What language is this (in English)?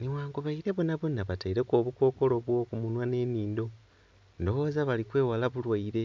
Soga